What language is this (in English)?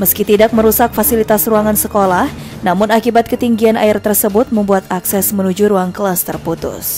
Indonesian